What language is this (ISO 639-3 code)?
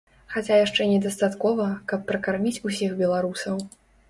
bel